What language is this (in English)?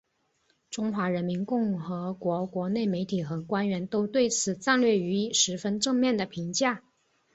Chinese